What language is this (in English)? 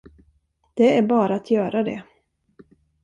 Swedish